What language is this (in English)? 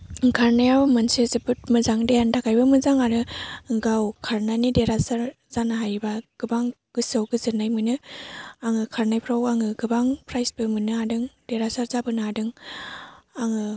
Bodo